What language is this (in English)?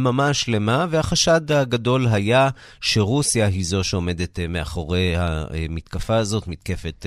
Hebrew